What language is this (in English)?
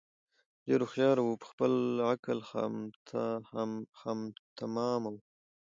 Pashto